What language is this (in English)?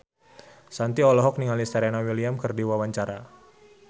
Sundanese